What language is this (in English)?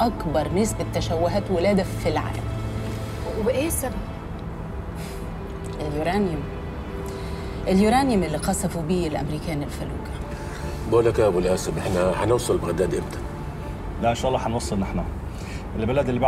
Arabic